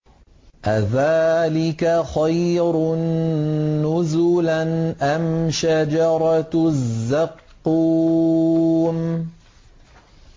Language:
Arabic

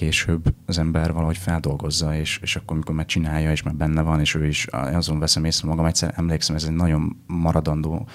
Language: Hungarian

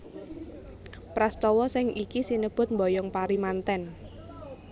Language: Javanese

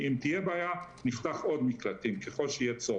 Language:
Hebrew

